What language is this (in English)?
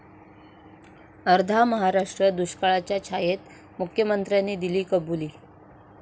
Marathi